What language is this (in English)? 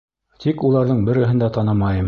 Bashkir